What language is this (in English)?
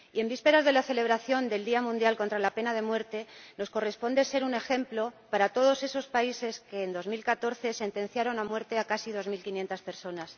Spanish